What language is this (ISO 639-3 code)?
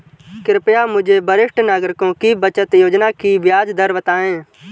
hin